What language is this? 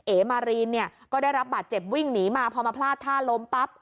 Thai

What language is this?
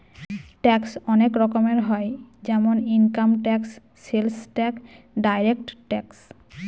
Bangla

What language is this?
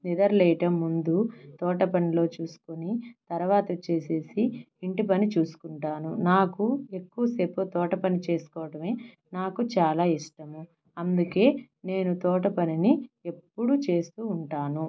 Telugu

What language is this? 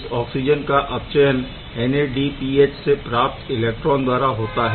Hindi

